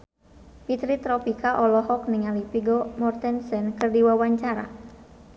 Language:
Sundanese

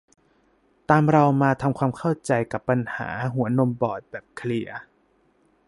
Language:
Thai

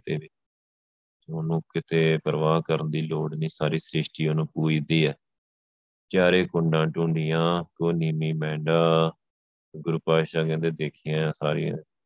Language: Punjabi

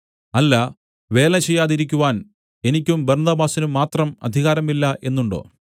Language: Malayalam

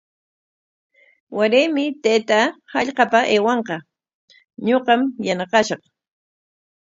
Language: Corongo Ancash Quechua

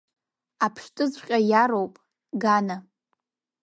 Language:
Abkhazian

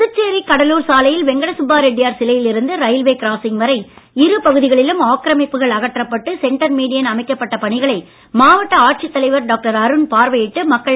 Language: Tamil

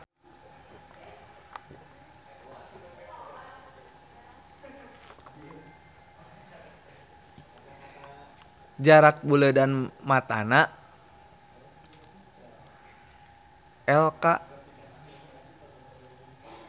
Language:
Sundanese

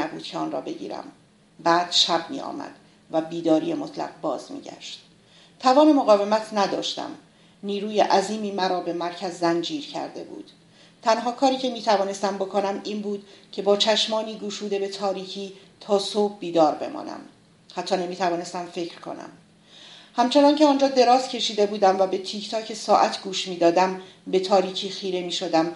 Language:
Persian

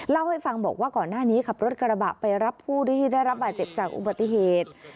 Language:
Thai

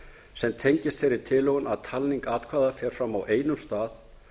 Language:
Icelandic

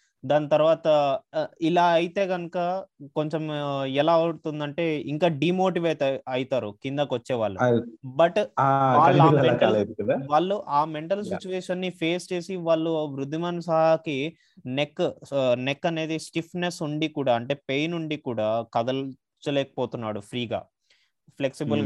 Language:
Telugu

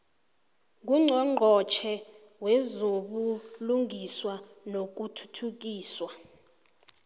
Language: South Ndebele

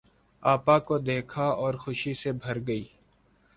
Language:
Urdu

